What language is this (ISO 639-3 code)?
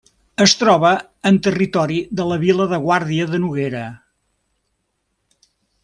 cat